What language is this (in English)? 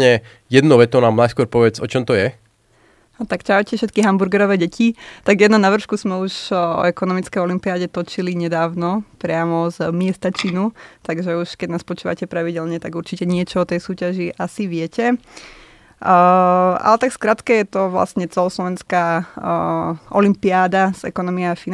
Slovak